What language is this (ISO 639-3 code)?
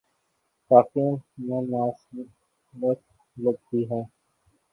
urd